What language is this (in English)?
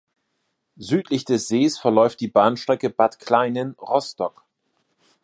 German